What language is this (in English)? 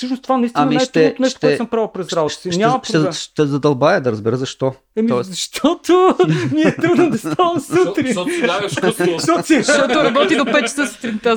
Bulgarian